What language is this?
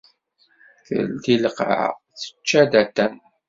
Kabyle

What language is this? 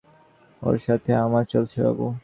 Bangla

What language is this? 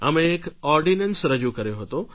Gujarati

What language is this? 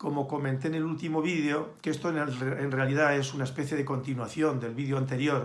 Spanish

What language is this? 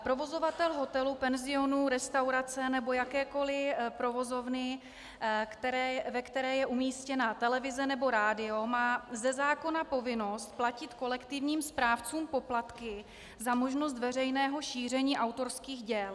Czech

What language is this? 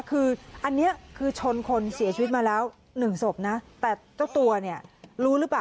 Thai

